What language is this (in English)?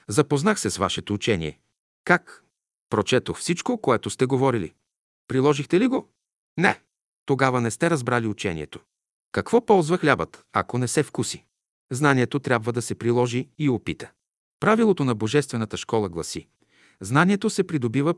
Bulgarian